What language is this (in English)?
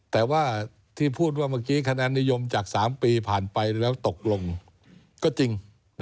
Thai